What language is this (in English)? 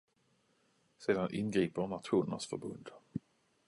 Swedish